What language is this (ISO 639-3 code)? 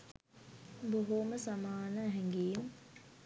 sin